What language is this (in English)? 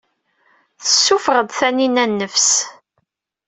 Kabyle